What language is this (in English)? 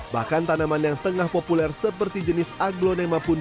Indonesian